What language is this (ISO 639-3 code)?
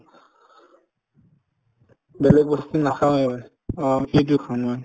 asm